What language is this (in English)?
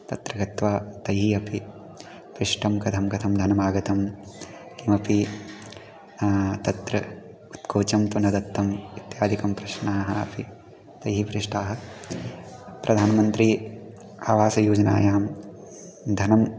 Sanskrit